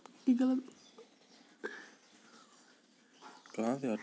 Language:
Hindi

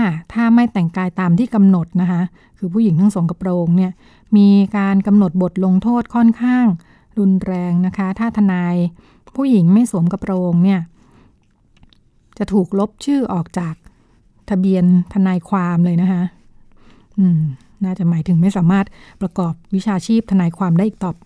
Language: Thai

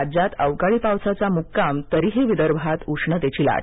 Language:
Marathi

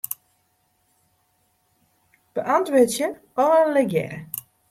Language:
Western Frisian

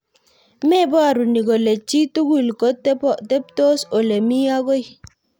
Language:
Kalenjin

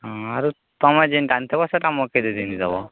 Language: Odia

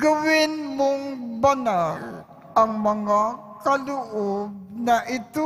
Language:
Filipino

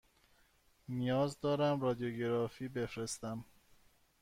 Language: Persian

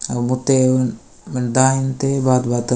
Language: Gondi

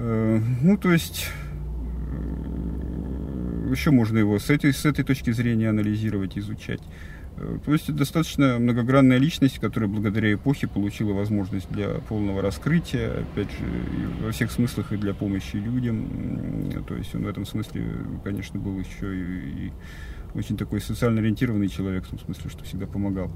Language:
Russian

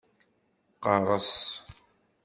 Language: Kabyle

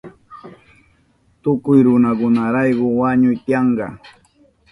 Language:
Southern Pastaza Quechua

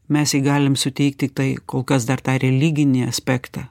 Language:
Lithuanian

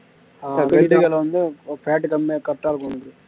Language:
Tamil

